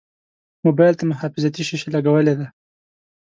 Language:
Pashto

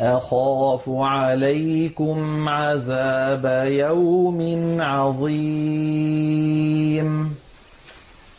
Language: Arabic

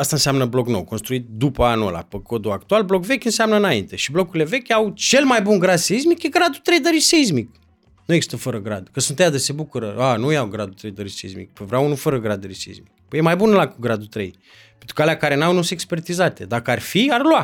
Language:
Romanian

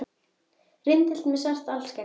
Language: Icelandic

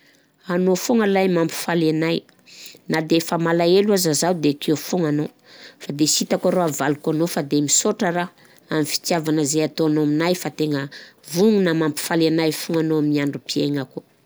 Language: Southern Betsimisaraka Malagasy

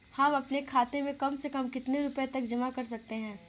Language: Hindi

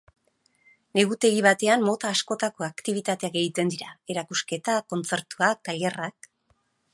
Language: Basque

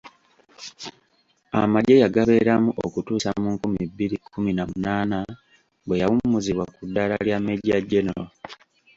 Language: Ganda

